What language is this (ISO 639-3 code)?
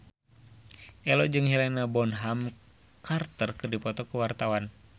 sun